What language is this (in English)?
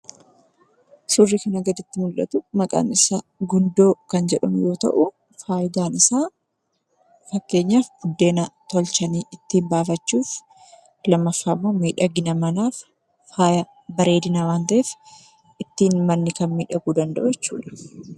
Oromo